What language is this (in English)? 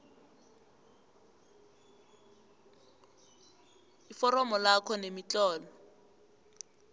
South Ndebele